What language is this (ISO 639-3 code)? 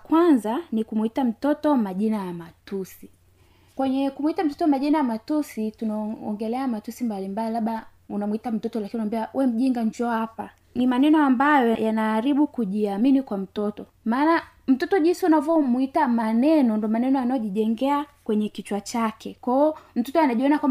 swa